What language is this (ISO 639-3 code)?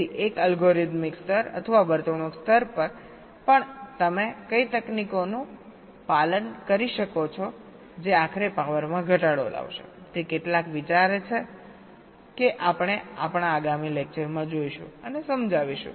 guj